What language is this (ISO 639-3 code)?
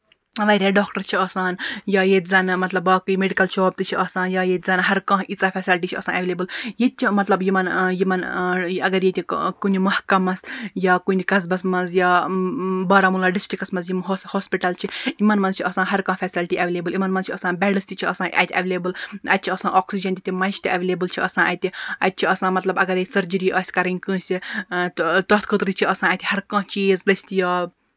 kas